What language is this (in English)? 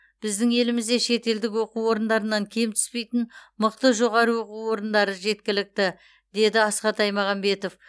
Kazakh